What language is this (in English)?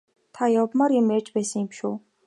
Mongolian